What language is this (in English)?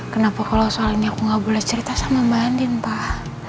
Indonesian